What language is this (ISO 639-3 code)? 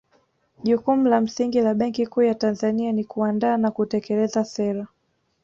swa